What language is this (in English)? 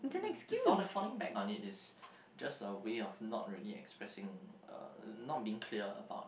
English